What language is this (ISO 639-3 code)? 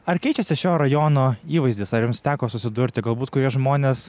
lit